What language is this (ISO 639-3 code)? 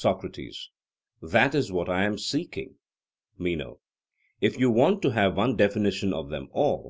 eng